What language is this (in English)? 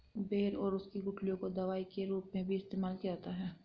Hindi